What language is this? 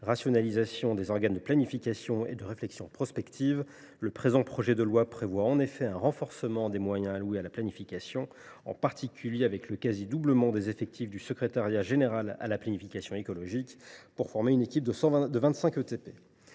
French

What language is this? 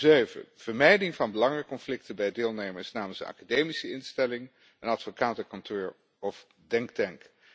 Dutch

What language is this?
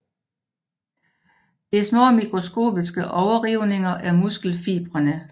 Danish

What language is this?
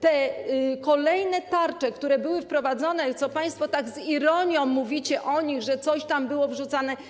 Polish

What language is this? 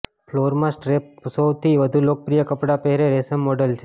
Gujarati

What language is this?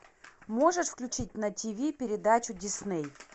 Russian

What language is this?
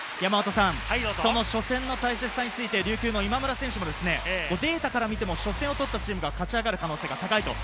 Japanese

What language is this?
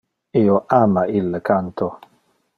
Interlingua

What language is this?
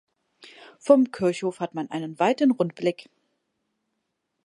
German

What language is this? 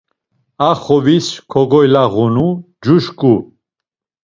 Laz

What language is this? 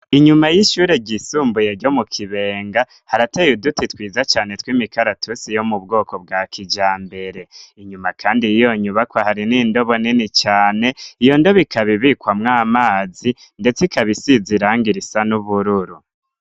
Rundi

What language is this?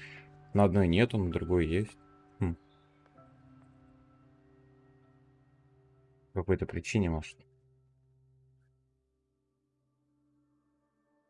Russian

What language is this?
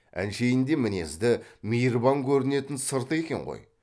Kazakh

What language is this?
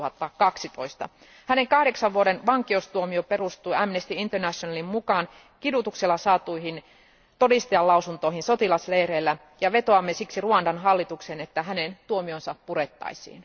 Finnish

